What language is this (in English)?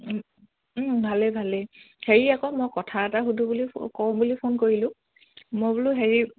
Assamese